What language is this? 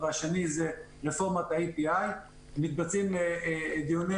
Hebrew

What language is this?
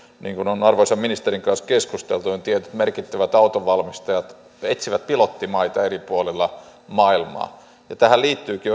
Finnish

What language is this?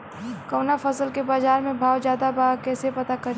Bhojpuri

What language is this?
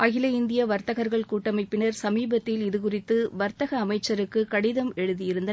Tamil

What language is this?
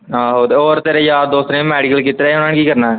Punjabi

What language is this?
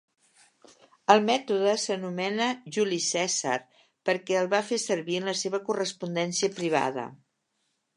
Catalan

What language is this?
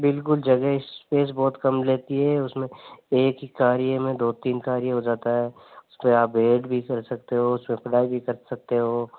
Hindi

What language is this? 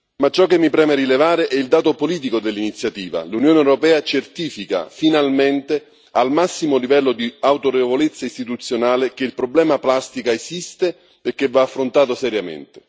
Italian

